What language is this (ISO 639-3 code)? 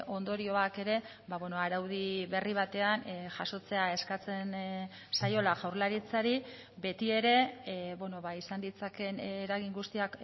eus